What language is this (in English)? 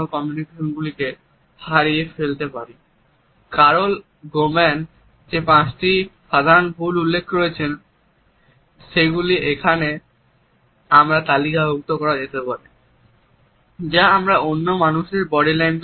Bangla